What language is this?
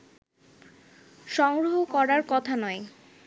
Bangla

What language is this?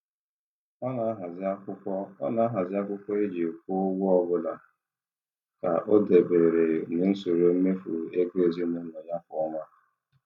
Igbo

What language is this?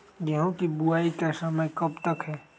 Magahi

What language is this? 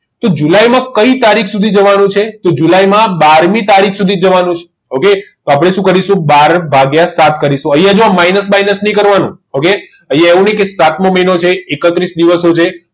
Gujarati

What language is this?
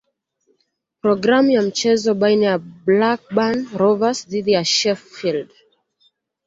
Swahili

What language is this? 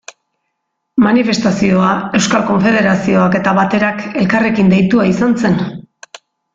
Basque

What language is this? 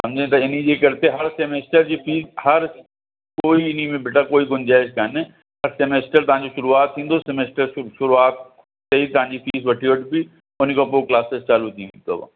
Sindhi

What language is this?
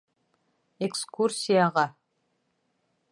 Bashkir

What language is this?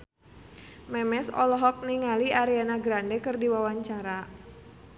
Sundanese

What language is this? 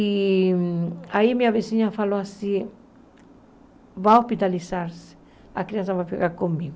Portuguese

